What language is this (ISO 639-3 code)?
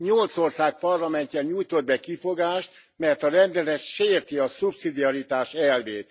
hun